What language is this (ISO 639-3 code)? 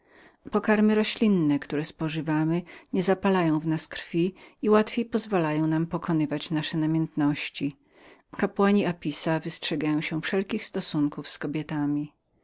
pol